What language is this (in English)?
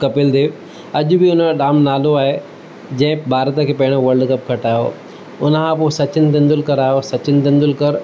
Sindhi